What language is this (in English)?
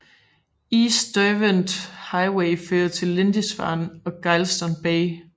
Danish